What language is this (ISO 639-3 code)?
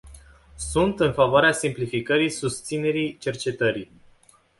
ron